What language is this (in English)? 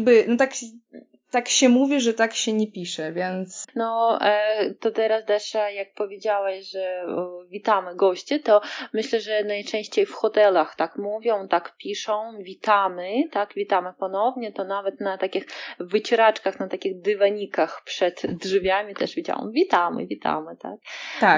Polish